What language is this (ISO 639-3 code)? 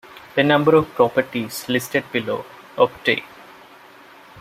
eng